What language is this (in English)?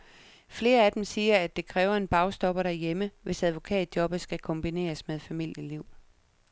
Danish